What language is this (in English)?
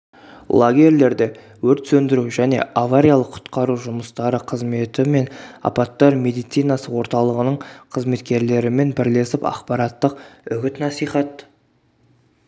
Kazakh